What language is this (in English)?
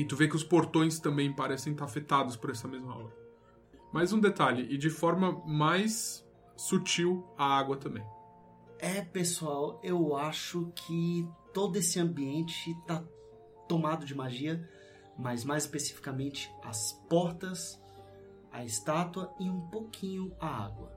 Portuguese